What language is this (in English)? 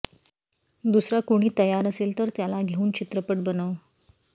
Marathi